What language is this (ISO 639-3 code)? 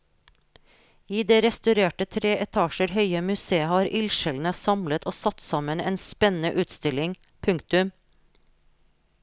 nor